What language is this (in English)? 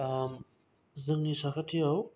Bodo